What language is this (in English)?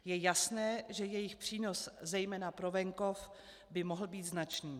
Czech